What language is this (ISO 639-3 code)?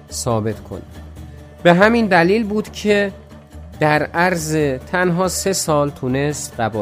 fas